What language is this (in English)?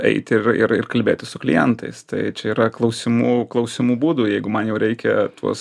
Lithuanian